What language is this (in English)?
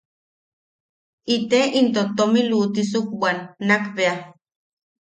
Yaqui